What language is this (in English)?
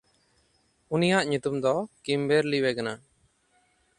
Santali